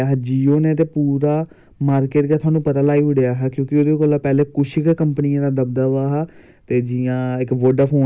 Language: Dogri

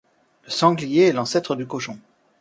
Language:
French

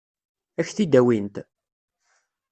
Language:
Kabyle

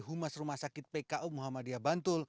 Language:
Indonesian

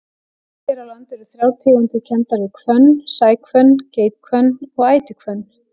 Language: Icelandic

